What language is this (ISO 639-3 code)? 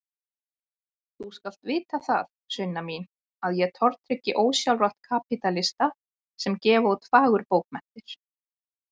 isl